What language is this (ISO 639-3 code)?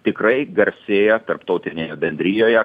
lit